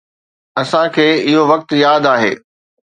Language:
Sindhi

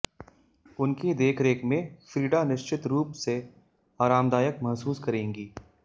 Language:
Hindi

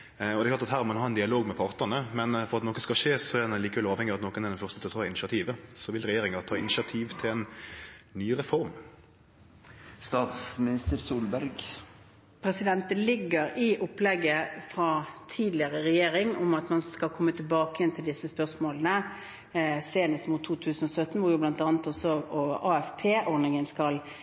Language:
Norwegian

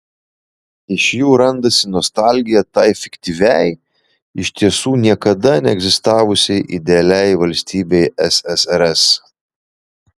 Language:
Lithuanian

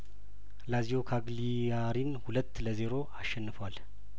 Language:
Amharic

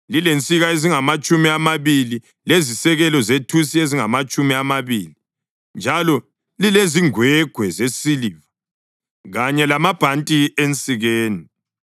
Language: North Ndebele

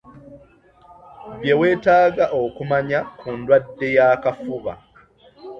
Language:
Ganda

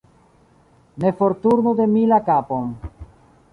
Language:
Esperanto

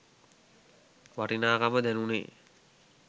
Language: Sinhala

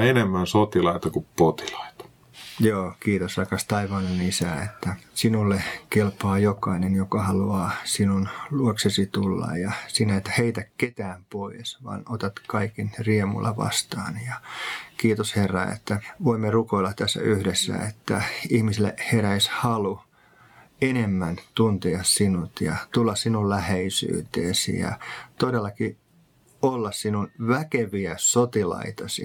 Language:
Finnish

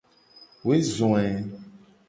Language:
Gen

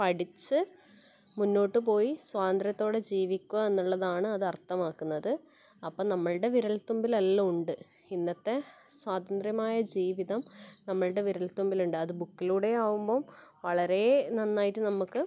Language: Malayalam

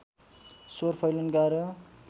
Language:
Nepali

